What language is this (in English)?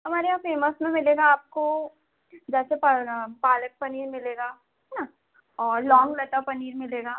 Hindi